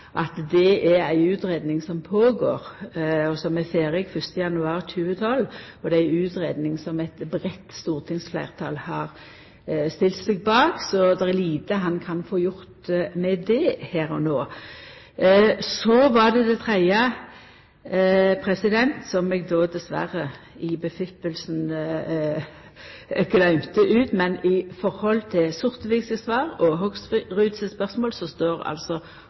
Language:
Norwegian Nynorsk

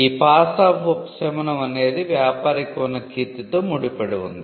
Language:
Telugu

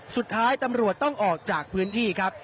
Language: Thai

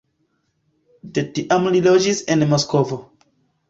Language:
Esperanto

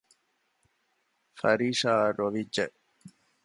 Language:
Divehi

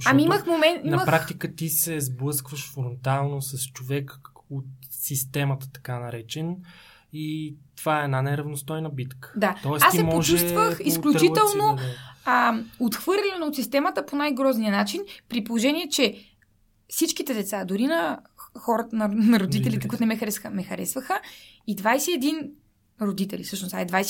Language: Bulgarian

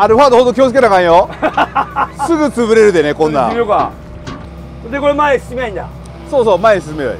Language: Japanese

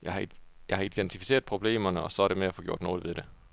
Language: Danish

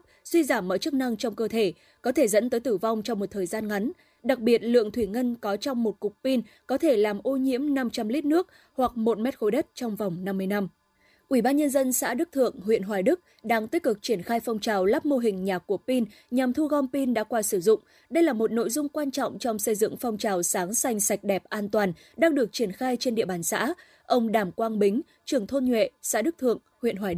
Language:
Vietnamese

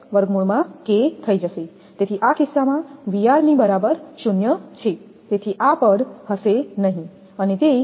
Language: Gujarati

